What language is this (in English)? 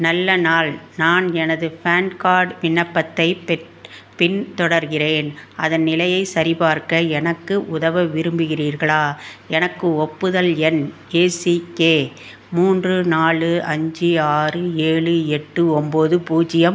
Tamil